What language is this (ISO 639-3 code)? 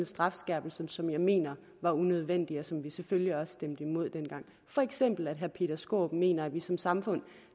dan